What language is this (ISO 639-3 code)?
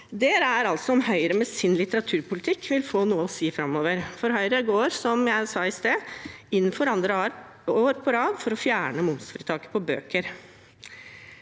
nor